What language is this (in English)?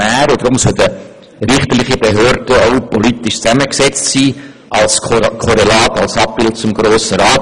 Swiss German